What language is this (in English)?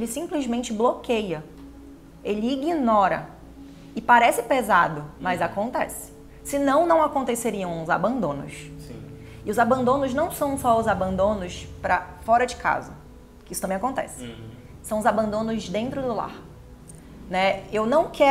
Portuguese